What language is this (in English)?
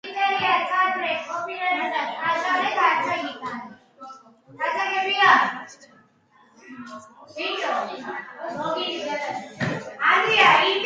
Georgian